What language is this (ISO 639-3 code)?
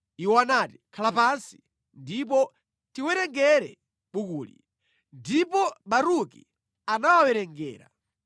nya